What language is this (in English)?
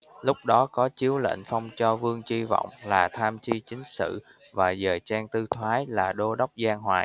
Vietnamese